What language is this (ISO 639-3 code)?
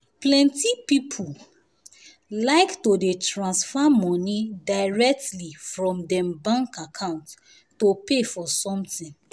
pcm